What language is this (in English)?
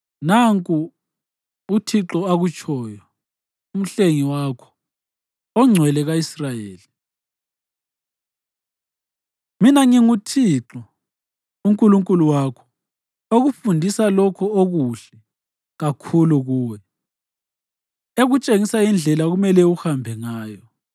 North Ndebele